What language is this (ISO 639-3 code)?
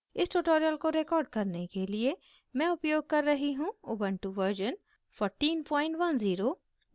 hin